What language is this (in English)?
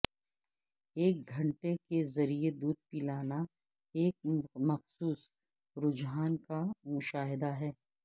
Urdu